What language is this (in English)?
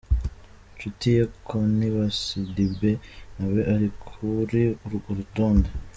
Kinyarwanda